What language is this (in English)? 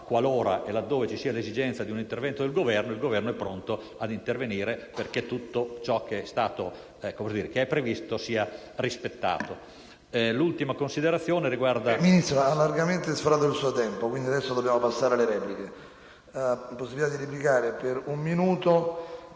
Italian